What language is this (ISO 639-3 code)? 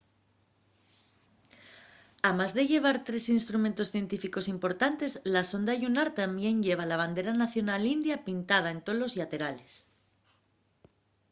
ast